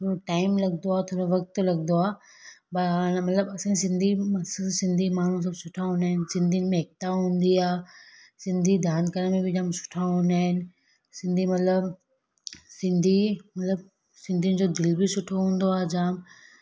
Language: Sindhi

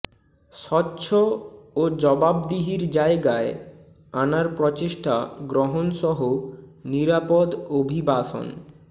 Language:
Bangla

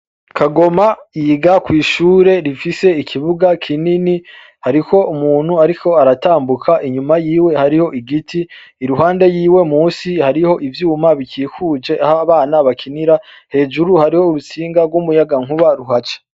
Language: Rundi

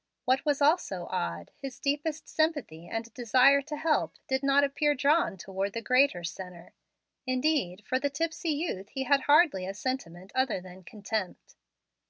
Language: English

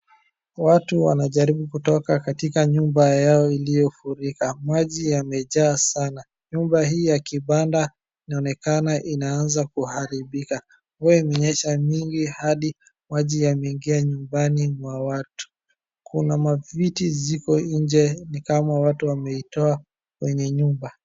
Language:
Swahili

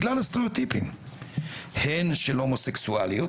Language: Hebrew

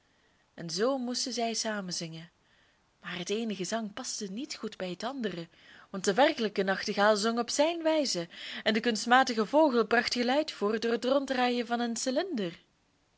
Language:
Dutch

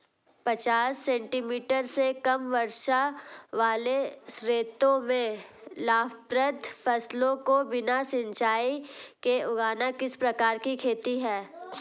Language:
Hindi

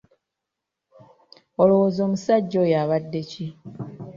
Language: Ganda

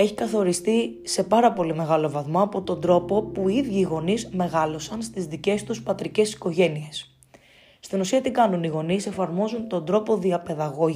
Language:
Greek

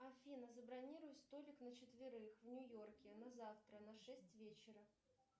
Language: Russian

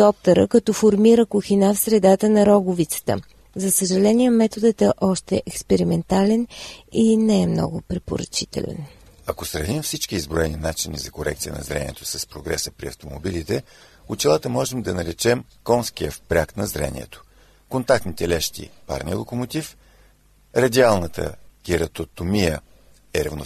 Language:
Bulgarian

